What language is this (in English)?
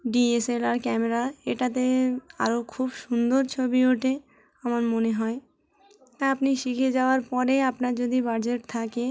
Bangla